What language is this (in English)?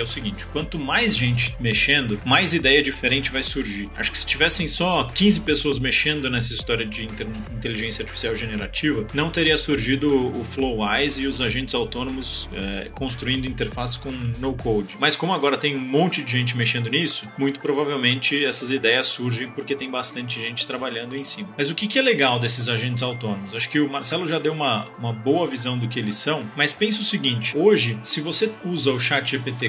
Portuguese